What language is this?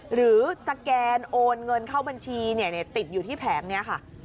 Thai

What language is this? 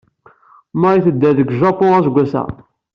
Kabyle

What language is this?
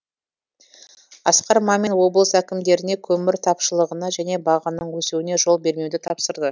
Kazakh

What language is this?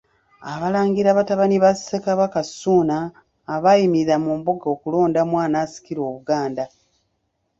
Ganda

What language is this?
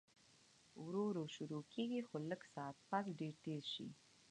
Pashto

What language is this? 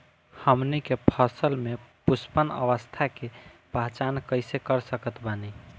Bhojpuri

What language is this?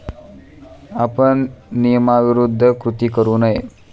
Marathi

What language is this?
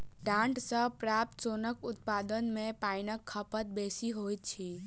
Maithili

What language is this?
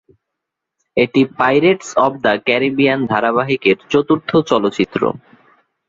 Bangla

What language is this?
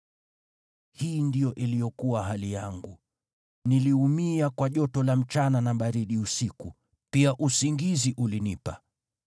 Swahili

